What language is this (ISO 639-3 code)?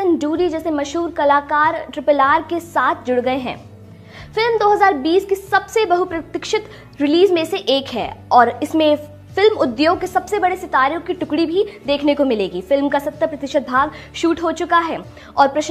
hin